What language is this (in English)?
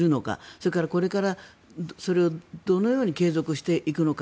Japanese